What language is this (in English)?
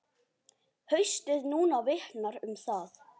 Icelandic